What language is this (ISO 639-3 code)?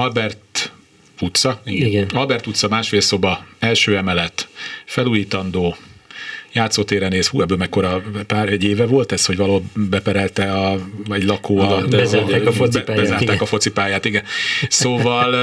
hun